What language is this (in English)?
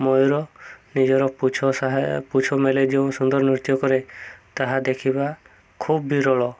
Odia